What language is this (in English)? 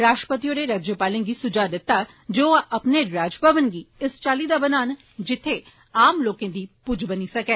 Dogri